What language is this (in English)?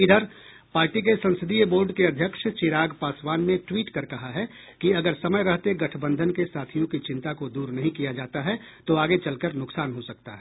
Hindi